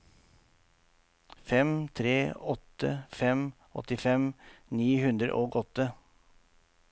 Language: Norwegian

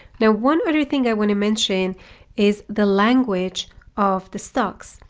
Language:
English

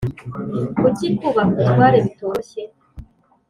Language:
Kinyarwanda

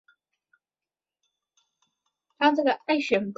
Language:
Chinese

